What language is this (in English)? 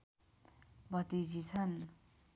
Nepali